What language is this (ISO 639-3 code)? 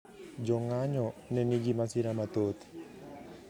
luo